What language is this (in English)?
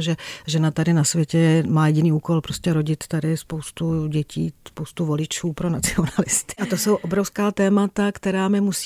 Czech